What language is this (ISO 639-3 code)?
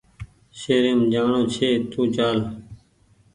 gig